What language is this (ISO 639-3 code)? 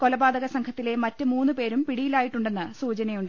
mal